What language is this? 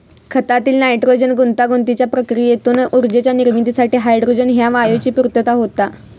Marathi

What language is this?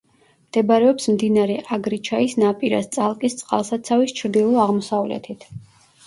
Georgian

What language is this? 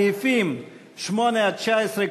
Hebrew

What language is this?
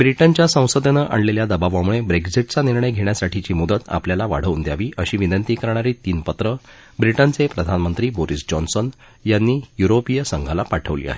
Marathi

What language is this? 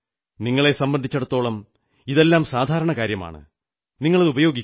Malayalam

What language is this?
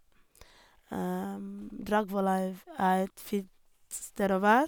Norwegian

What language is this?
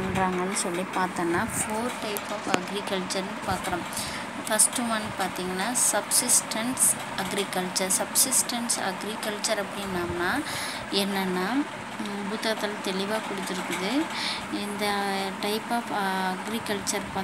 Romanian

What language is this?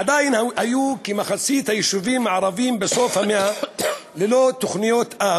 Hebrew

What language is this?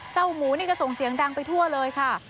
Thai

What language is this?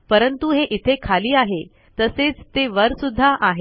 Marathi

